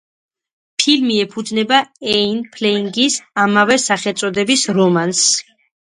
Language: Georgian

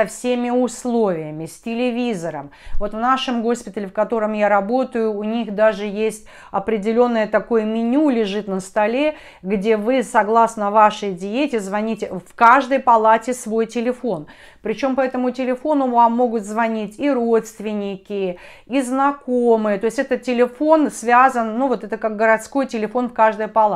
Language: Russian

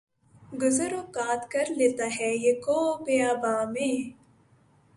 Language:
Urdu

